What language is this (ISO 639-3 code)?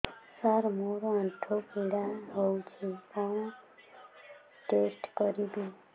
ori